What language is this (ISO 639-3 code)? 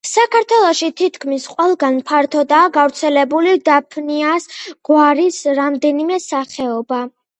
kat